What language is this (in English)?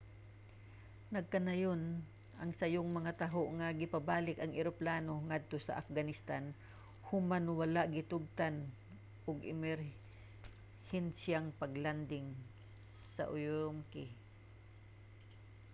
Cebuano